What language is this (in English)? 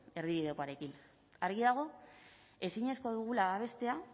Basque